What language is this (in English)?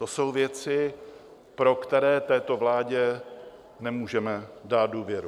Czech